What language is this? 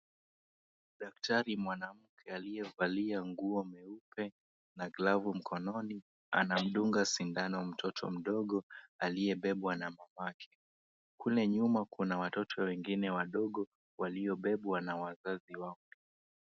Swahili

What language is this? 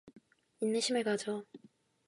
Korean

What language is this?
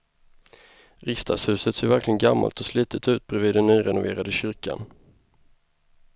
Swedish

